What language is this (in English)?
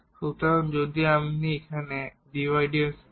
Bangla